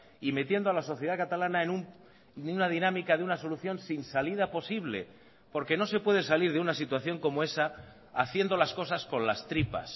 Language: Spanish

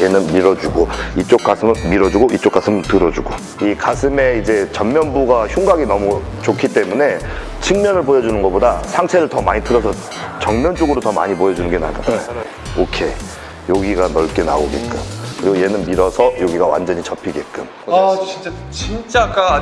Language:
Korean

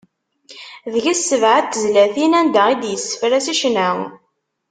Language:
Kabyle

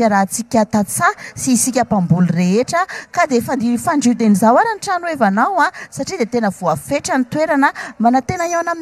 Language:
Arabic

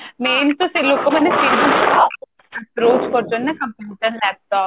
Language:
Odia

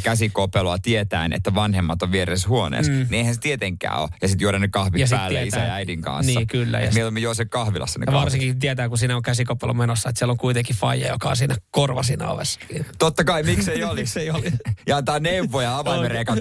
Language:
Finnish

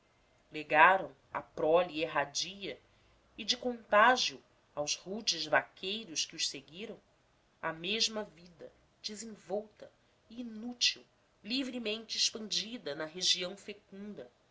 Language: Portuguese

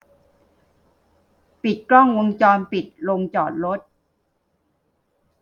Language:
Thai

